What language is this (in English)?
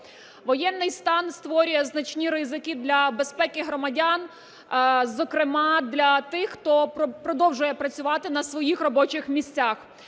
Ukrainian